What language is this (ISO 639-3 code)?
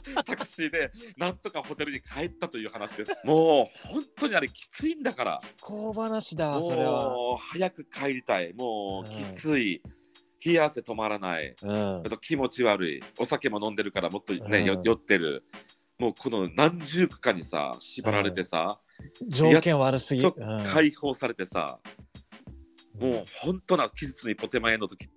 jpn